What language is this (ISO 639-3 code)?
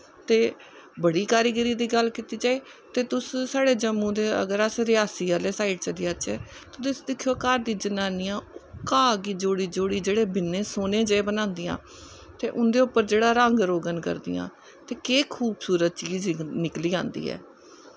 doi